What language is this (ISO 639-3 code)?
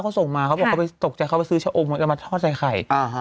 tha